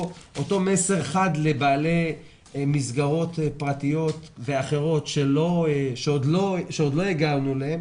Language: Hebrew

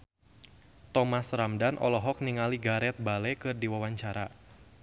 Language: Sundanese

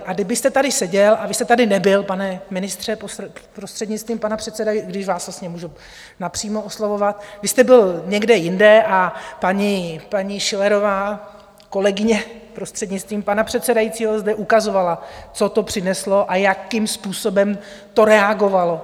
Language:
Czech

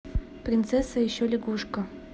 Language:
Russian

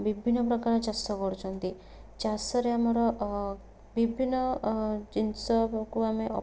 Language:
Odia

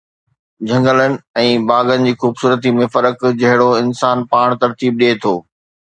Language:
Sindhi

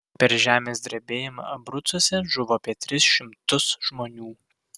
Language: Lithuanian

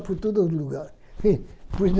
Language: Portuguese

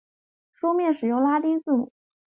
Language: Chinese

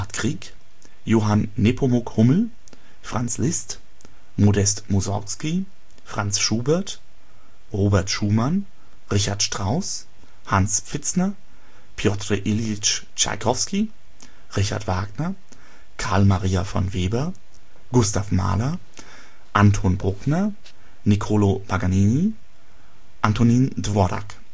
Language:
German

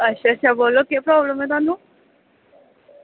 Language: Dogri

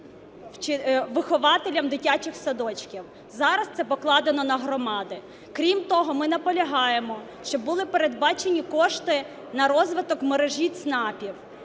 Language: Ukrainian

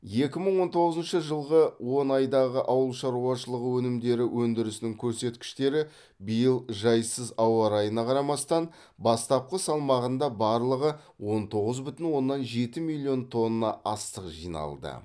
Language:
Kazakh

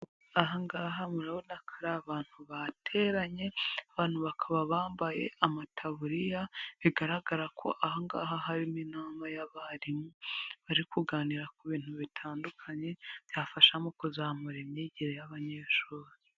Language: Kinyarwanda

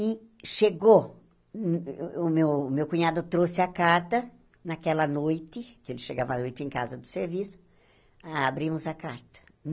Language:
Portuguese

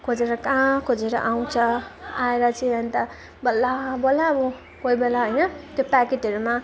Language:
Nepali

